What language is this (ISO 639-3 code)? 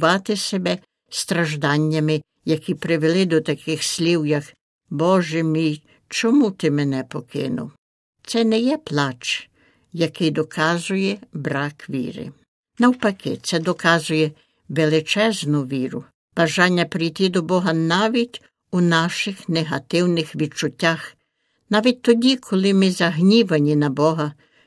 ukr